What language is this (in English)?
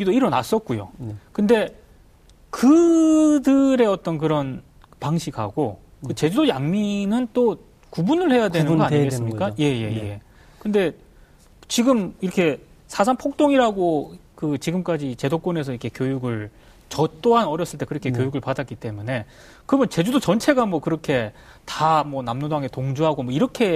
Korean